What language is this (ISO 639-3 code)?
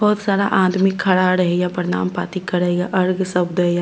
mai